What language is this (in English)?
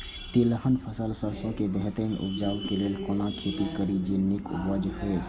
Maithili